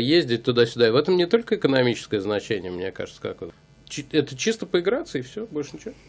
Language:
Russian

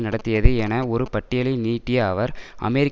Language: Tamil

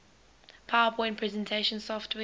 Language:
English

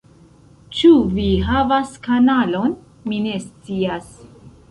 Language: Esperanto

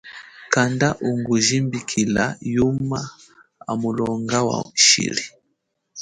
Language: Chokwe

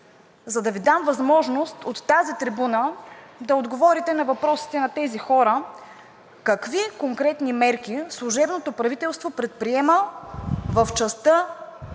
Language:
Bulgarian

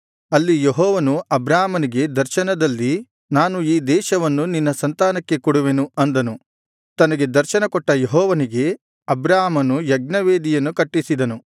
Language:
Kannada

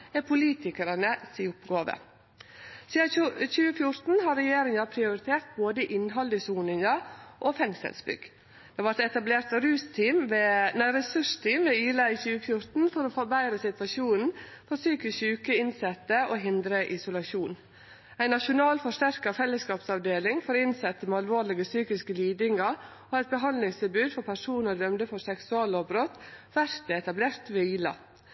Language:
Norwegian Nynorsk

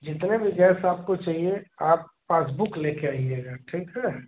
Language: Hindi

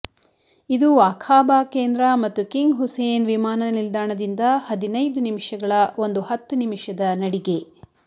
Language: Kannada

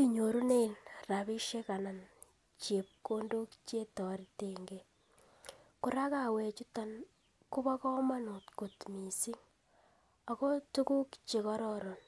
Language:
Kalenjin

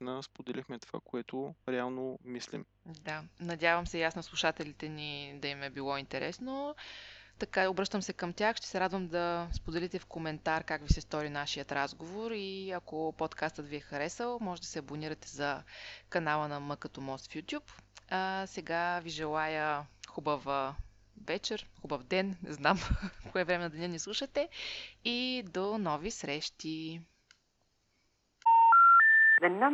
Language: Bulgarian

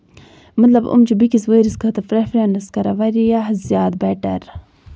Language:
Kashmiri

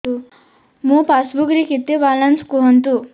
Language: Odia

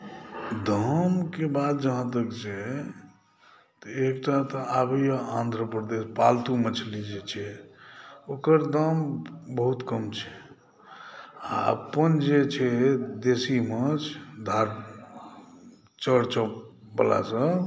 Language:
Maithili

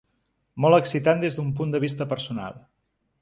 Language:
Catalan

